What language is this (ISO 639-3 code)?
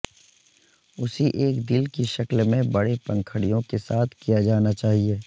urd